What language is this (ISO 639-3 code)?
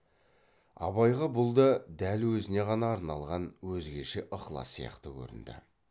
kaz